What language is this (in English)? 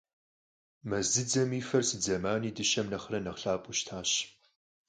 Kabardian